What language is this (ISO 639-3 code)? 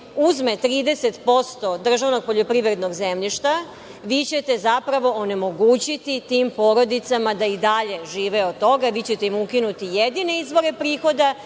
srp